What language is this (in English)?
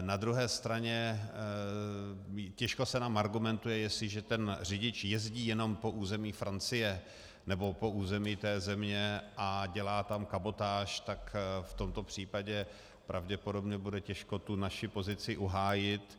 Czech